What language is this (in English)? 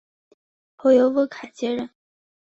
Chinese